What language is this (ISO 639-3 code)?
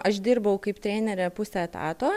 lit